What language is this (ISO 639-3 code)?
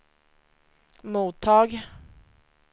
swe